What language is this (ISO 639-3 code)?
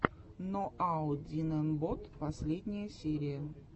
rus